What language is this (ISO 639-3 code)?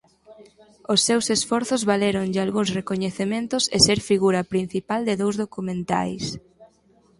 glg